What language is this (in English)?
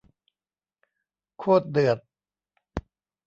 Thai